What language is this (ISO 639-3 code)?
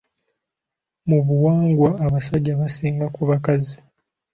lug